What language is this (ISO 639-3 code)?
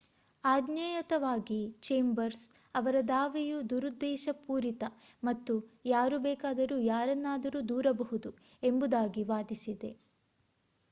kan